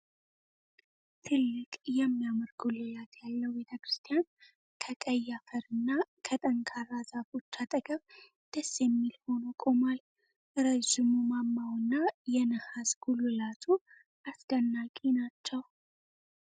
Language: Amharic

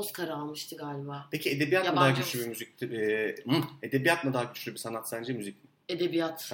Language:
Turkish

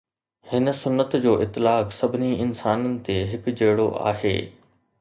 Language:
Sindhi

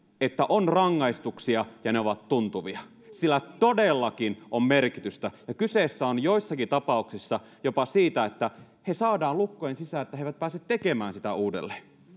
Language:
Finnish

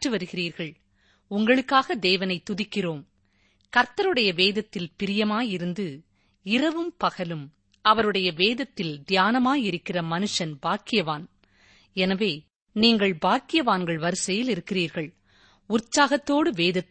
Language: Tamil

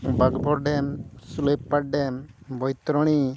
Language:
Santali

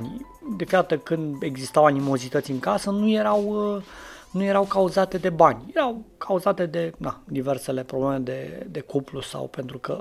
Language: Romanian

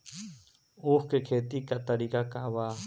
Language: Bhojpuri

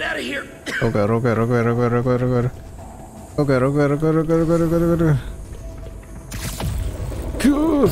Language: English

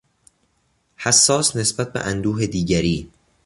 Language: Persian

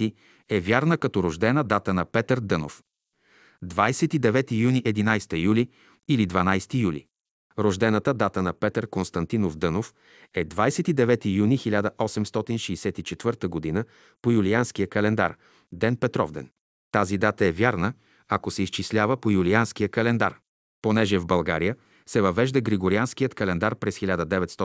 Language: Bulgarian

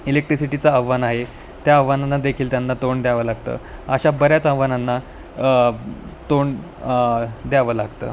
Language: Marathi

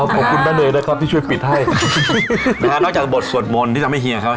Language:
Thai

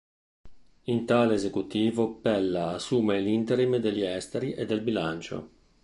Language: Italian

